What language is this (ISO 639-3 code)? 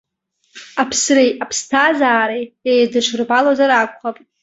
abk